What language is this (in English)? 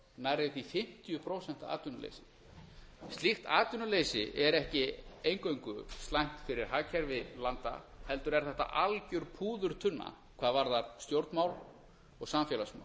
Icelandic